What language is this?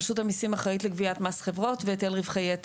Hebrew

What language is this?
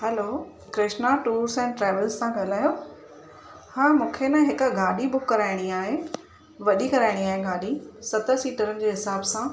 Sindhi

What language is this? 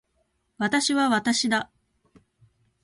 Japanese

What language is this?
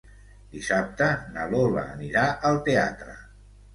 Catalan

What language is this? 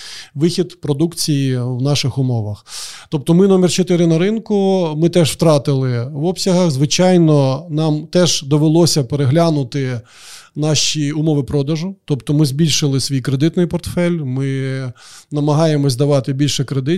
Ukrainian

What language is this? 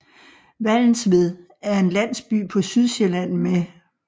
Danish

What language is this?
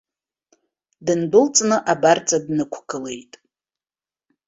Abkhazian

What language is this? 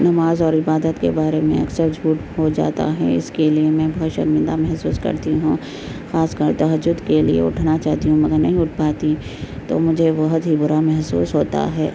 Urdu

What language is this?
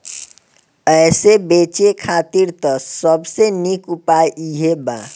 Bhojpuri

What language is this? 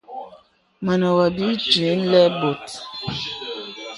Bebele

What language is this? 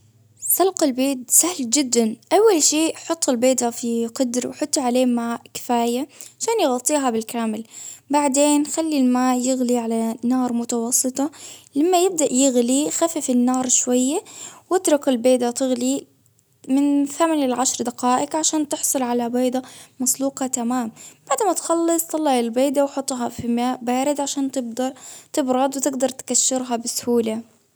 Baharna Arabic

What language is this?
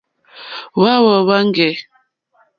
Mokpwe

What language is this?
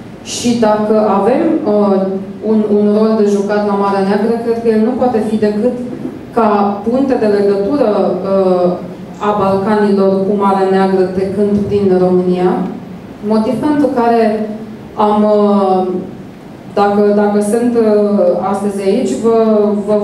Romanian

